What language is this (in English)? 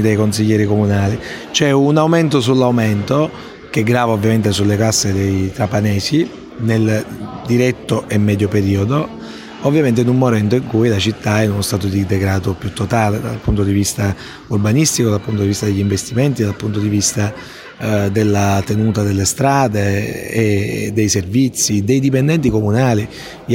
Italian